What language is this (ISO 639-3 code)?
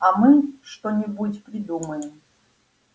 rus